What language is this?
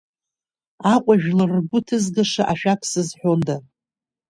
Abkhazian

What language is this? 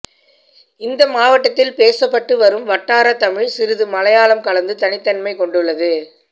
Tamil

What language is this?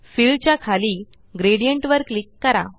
Marathi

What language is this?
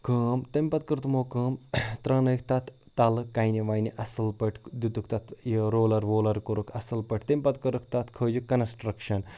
Kashmiri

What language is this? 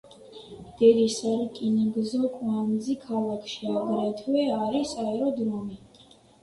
Georgian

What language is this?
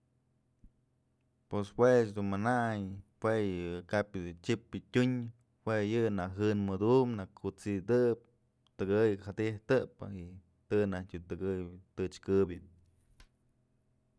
Mazatlán Mixe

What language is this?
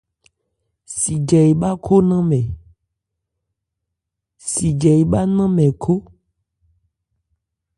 Ebrié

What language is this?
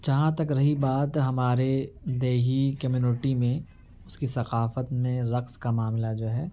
Urdu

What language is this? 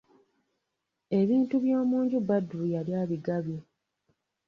Ganda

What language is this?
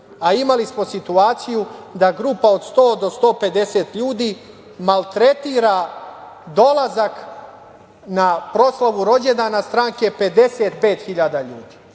Serbian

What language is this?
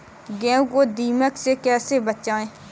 Hindi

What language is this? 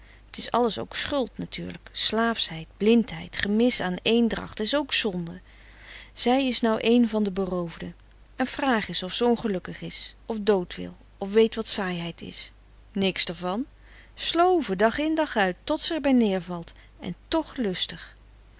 Dutch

